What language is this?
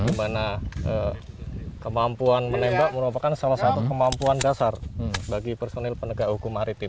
Indonesian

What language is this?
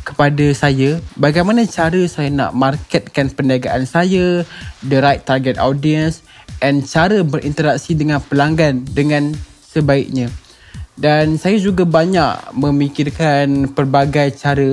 Malay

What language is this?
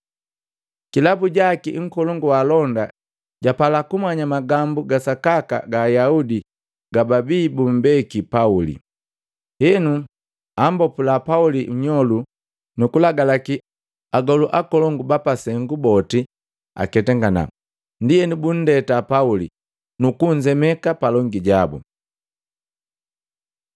Matengo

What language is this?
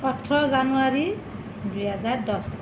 Assamese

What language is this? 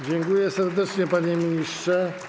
Polish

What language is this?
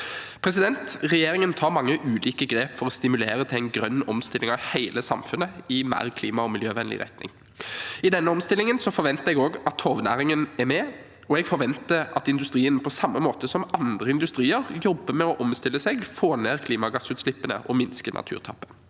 Norwegian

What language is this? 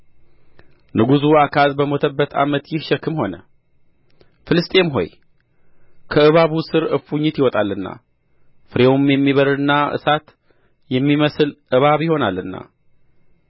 Amharic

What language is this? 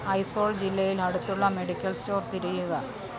Malayalam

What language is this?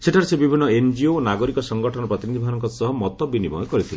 Odia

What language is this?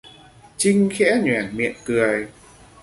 Vietnamese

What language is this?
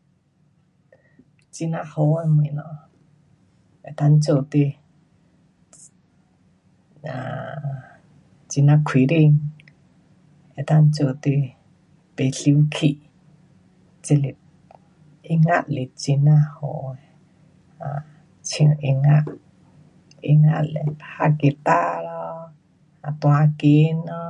Pu-Xian Chinese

